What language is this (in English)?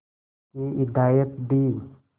Hindi